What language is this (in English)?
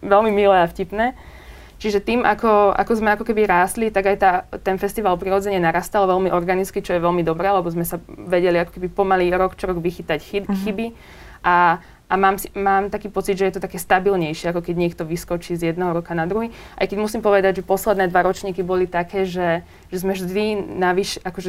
Slovak